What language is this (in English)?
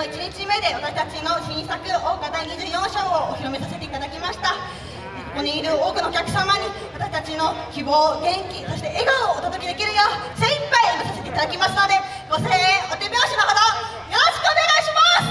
Japanese